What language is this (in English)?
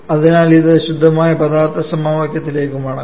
Malayalam